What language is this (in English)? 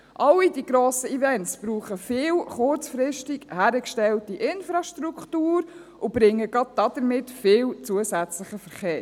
Swiss German